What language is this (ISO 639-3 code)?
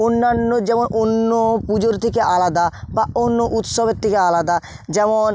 ben